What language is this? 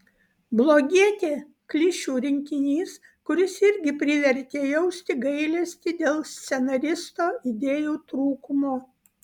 Lithuanian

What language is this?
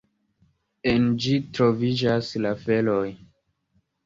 Esperanto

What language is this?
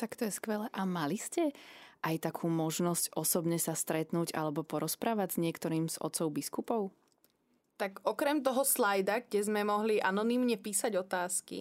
Slovak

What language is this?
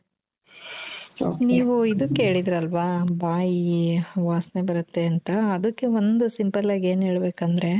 Kannada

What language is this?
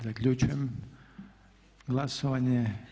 Croatian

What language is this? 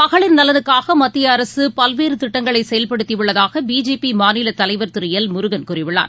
Tamil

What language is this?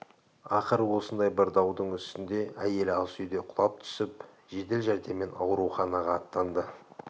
Kazakh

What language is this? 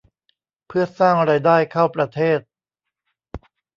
Thai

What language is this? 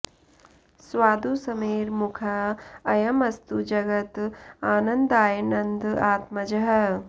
Sanskrit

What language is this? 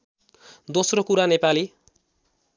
Nepali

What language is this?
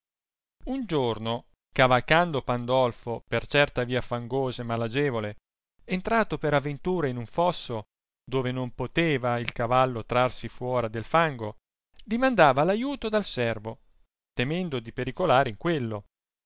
Italian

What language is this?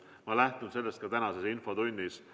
Estonian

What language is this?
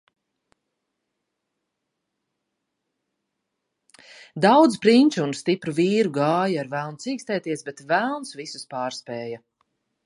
Latvian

